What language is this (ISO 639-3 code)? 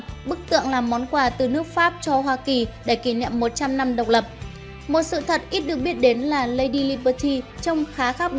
vie